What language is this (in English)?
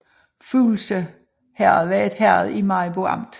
Danish